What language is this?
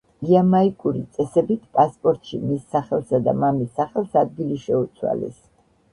Georgian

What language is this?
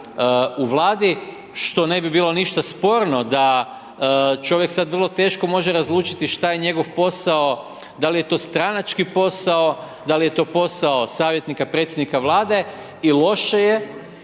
Croatian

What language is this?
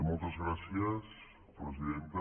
Catalan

